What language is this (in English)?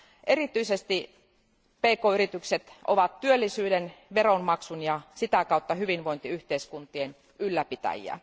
Finnish